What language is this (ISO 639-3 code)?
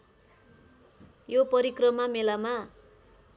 nep